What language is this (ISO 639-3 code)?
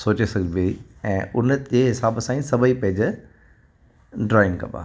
snd